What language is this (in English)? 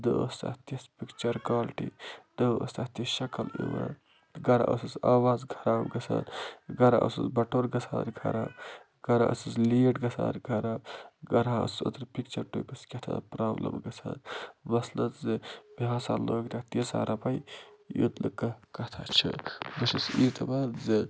Kashmiri